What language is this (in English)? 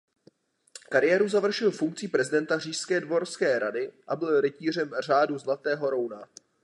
Czech